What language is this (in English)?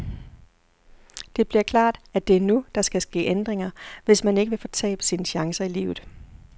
Danish